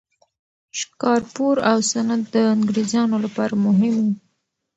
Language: Pashto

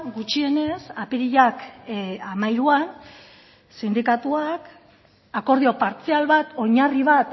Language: Basque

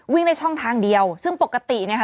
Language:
Thai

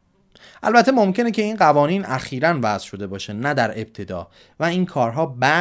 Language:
Persian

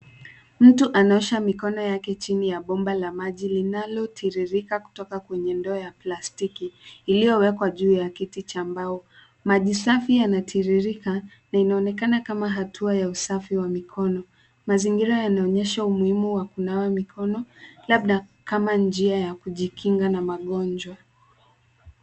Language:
Swahili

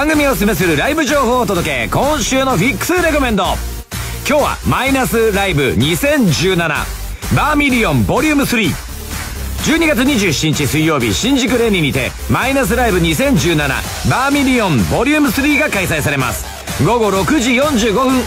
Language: Japanese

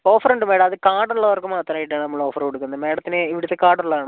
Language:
Malayalam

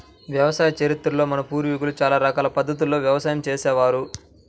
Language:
Telugu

